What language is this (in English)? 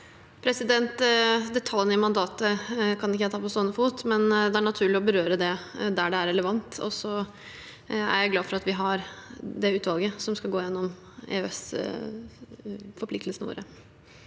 Norwegian